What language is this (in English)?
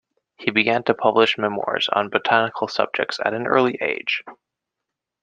English